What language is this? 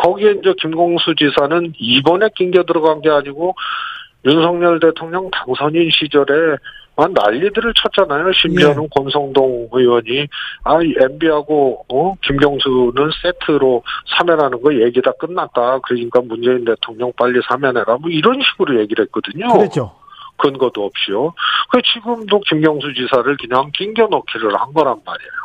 Korean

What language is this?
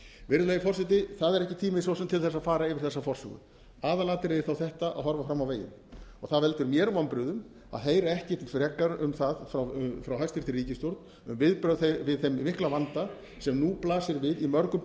Icelandic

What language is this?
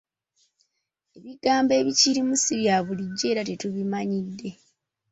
Ganda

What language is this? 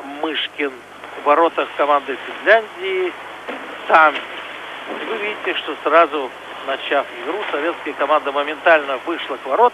Russian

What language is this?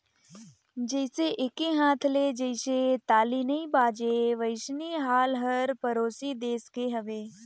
Chhattisgarhi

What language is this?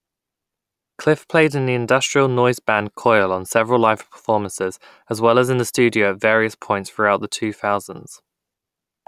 English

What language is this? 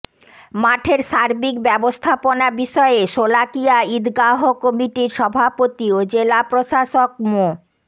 Bangla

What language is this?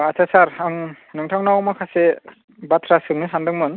Bodo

